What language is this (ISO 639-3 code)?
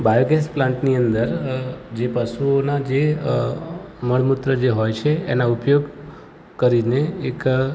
guj